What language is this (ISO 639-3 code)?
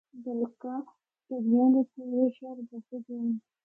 hno